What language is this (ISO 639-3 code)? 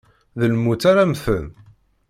kab